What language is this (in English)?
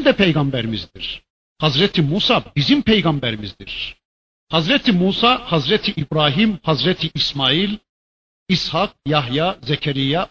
Turkish